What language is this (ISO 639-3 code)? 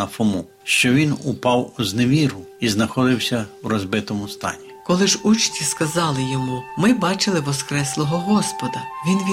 ukr